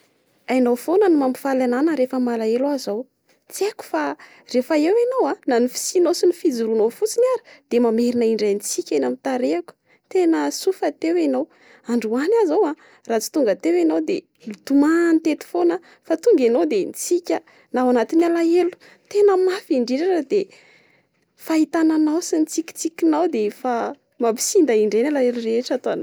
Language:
Malagasy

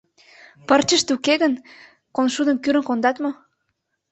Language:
Mari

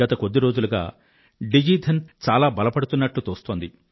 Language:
Telugu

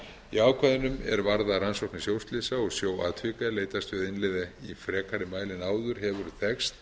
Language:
Icelandic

